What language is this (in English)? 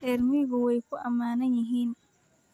Somali